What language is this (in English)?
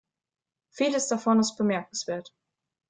German